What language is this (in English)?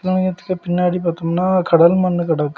Tamil